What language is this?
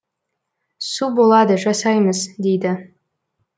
Kazakh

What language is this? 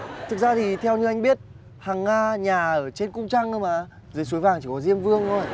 Vietnamese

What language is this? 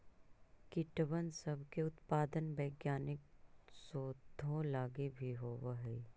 Magahi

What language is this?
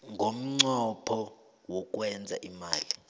South Ndebele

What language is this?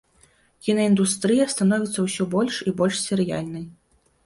Belarusian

